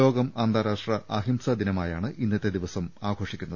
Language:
Malayalam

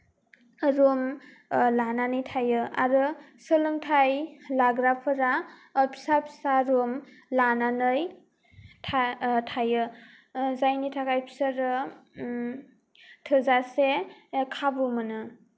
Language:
Bodo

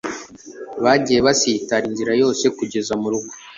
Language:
Kinyarwanda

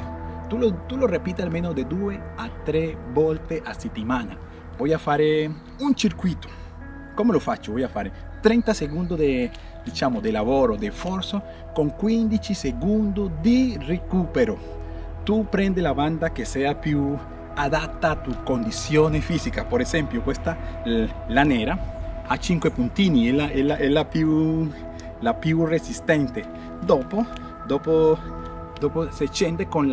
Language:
Spanish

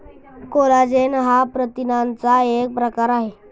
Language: Marathi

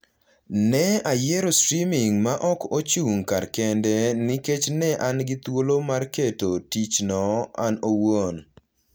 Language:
Luo (Kenya and Tanzania)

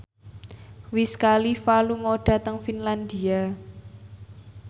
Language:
Javanese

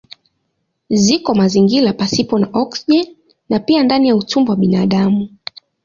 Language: Swahili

